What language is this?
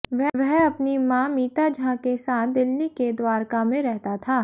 Hindi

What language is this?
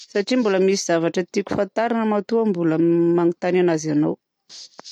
Southern Betsimisaraka Malagasy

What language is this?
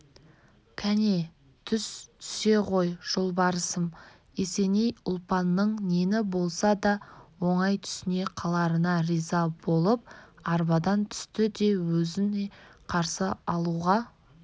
Kazakh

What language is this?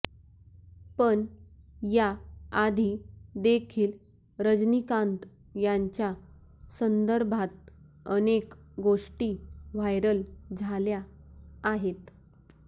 Marathi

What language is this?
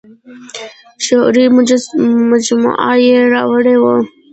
Pashto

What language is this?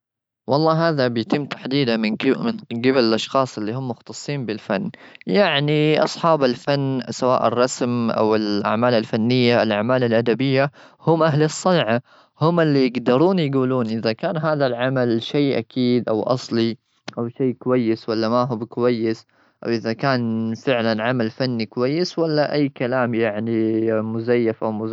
Gulf Arabic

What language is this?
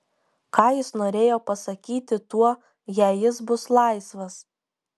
Lithuanian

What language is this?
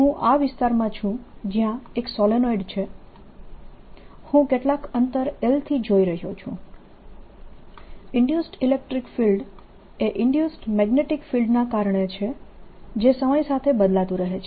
Gujarati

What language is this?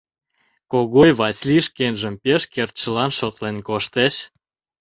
Mari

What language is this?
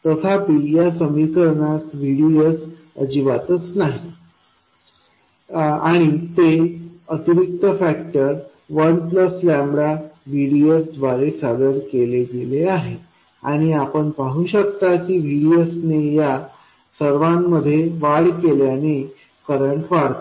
Marathi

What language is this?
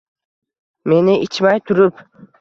Uzbek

